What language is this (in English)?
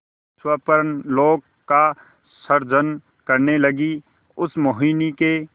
Hindi